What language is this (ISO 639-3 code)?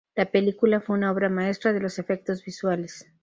spa